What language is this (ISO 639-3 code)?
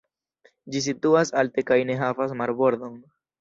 epo